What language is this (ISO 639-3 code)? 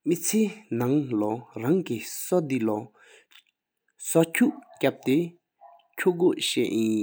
sip